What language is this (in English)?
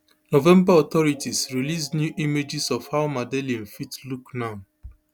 Nigerian Pidgin